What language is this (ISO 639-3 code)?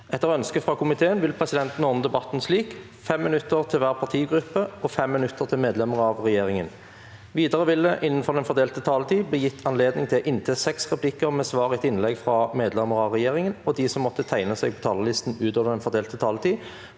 nor